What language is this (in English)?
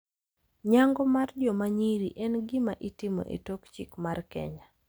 Luo (Kenya and Tanzania)